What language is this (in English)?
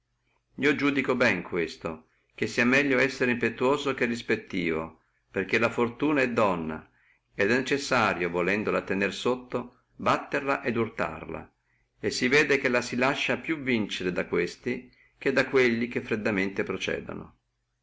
Italian